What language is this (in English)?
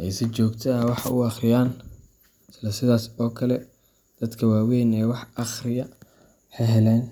Somali